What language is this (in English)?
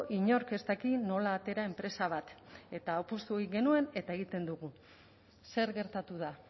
Basque